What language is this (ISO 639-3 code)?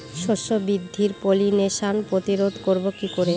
ben